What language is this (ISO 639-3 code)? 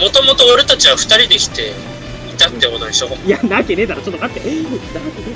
jpn